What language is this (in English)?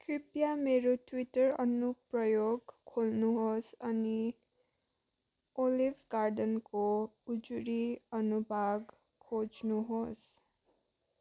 Nepali